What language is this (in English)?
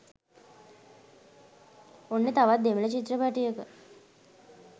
Sinhala